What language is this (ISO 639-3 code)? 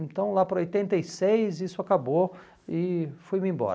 por